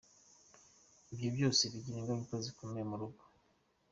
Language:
Kinyarwanda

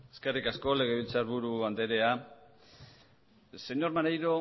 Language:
Basque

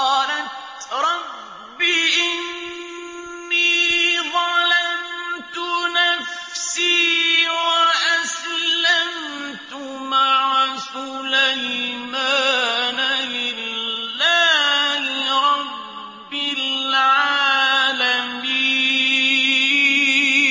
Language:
Arabic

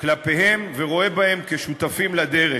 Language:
Hebrew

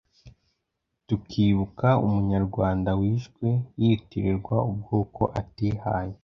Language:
Kinyarwanda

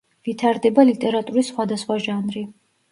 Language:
Georgian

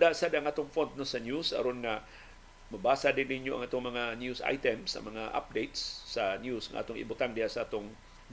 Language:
Filipino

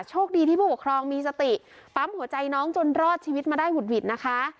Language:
Thai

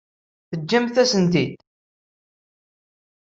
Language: Kabyle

